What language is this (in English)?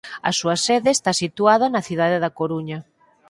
Galician